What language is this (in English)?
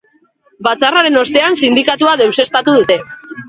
Basque